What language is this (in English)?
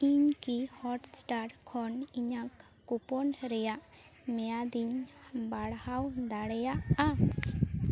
Santali